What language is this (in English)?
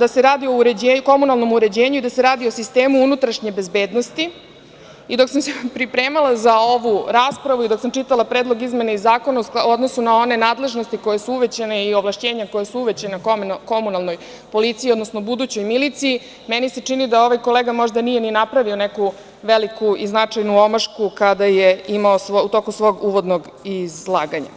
Serbian